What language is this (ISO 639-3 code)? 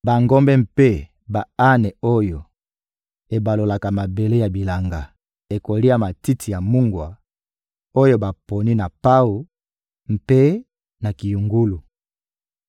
lin